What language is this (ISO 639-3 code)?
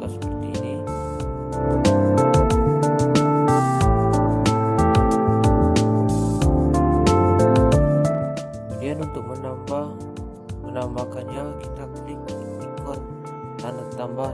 ind